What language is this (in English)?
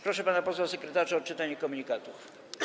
Polish